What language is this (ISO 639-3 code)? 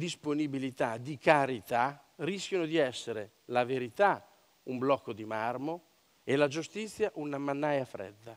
ita